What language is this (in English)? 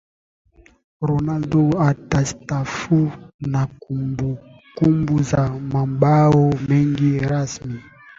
Swahili